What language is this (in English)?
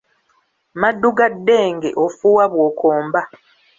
Ganda